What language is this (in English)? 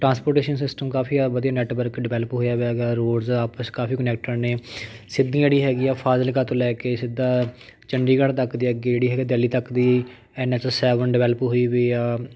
Punjabi